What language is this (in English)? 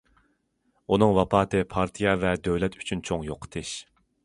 Uyghur